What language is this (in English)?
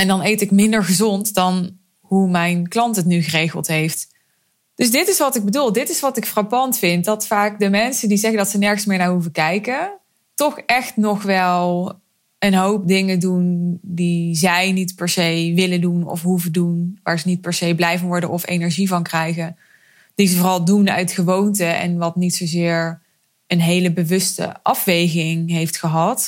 Dutch